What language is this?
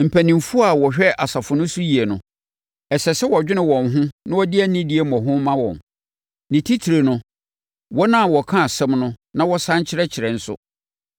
Akan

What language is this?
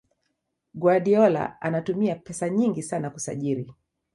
Swahili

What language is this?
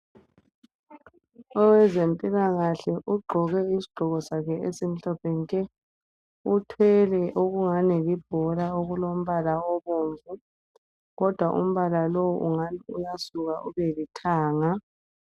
North Ndebele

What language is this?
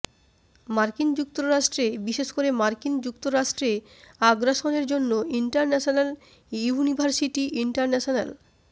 Bangla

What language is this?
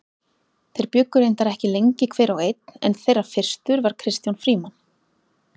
Icelandic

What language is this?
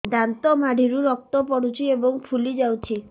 Odia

